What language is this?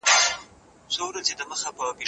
Pashto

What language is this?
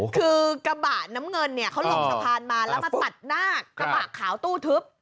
Thai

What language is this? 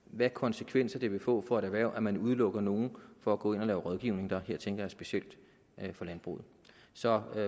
Danish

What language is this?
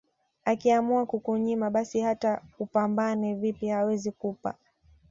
Swahili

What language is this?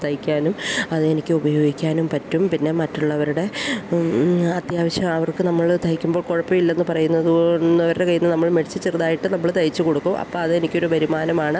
Malayalam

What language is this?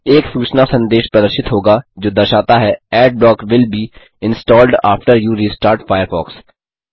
Hindi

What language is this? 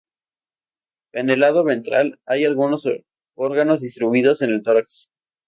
Spanish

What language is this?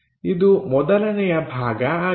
Kannada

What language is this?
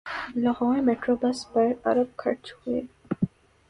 Urdu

